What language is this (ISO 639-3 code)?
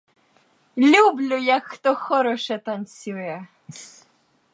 ukr